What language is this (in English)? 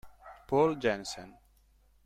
Italian